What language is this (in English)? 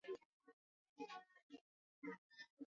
Swahili